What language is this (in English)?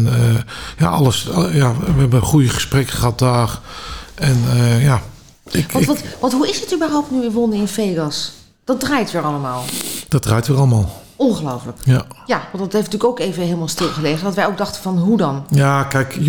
Dutch